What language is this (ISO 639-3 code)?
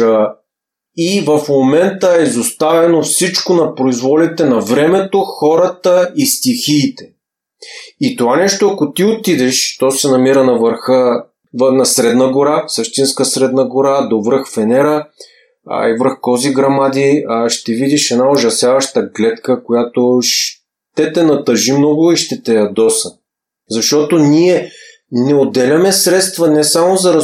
bul